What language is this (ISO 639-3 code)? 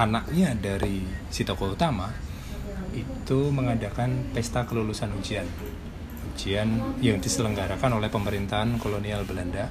ind